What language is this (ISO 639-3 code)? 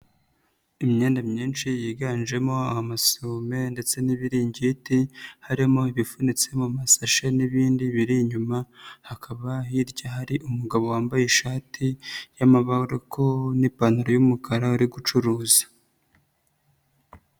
kin